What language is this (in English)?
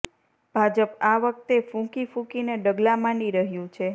Gujarati